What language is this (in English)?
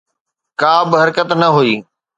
Sindhi